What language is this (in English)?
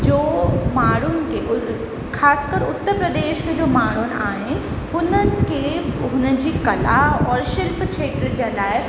Sindhi